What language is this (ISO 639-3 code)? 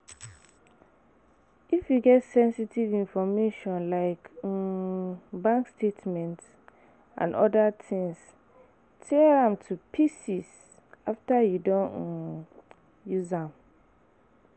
pcm